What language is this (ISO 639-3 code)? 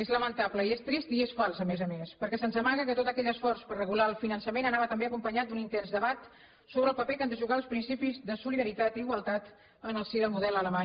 cat